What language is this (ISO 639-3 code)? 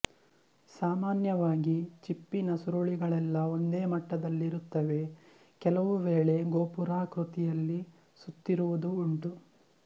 kan